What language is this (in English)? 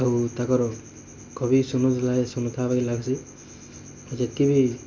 Odia